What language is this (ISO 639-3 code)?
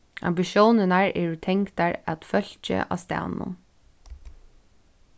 fao